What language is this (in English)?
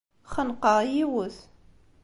Kabyle